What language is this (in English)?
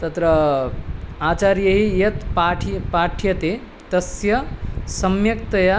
Sanskrit